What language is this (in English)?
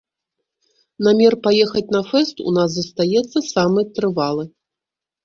Belarusian